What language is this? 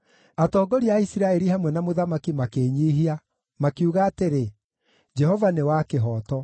Kikuyu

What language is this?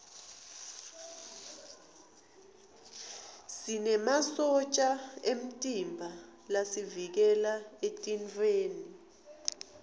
Swati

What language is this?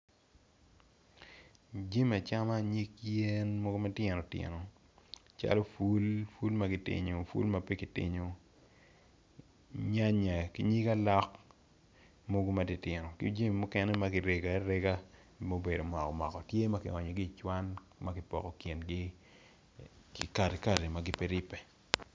Acoli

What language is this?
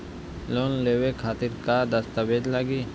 Bhojpuri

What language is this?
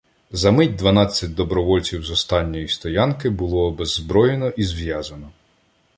Ukrainian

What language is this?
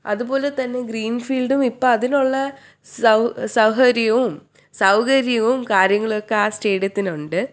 Malayalam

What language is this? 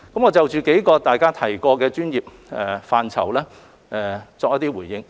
Cantonese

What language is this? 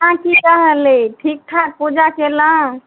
Maithili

